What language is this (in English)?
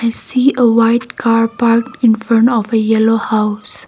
English